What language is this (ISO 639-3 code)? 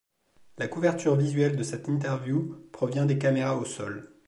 fra